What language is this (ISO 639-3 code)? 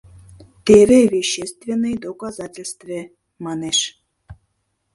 chm